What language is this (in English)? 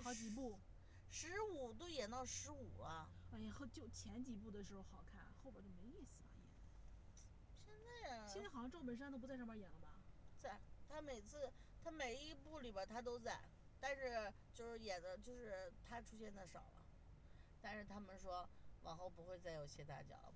Chinese